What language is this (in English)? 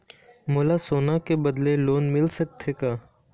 Chhattisgarhi